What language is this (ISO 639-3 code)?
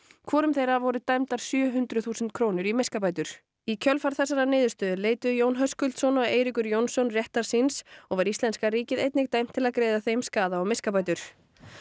isl